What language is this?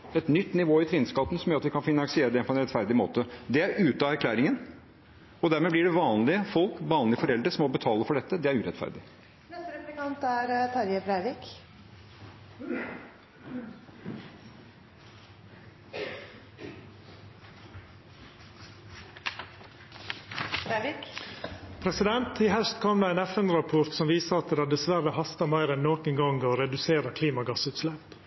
Norwegian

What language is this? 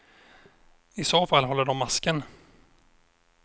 Swedish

